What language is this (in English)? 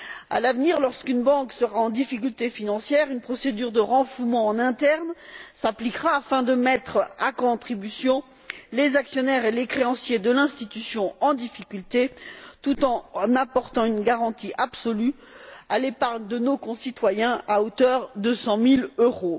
French